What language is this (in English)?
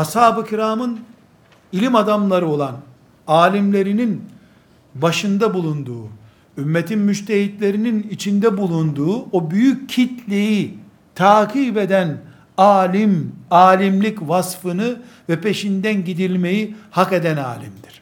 Turkish